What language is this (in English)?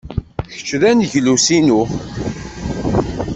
Kabyle